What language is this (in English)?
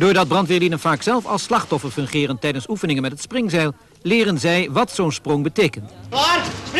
Dutch